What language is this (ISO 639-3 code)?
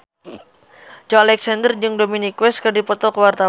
sun